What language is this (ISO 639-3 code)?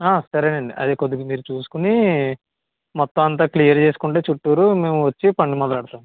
tel